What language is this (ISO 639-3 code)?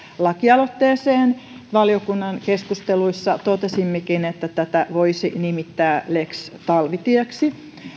fin